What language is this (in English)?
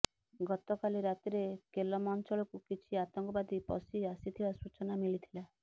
Odia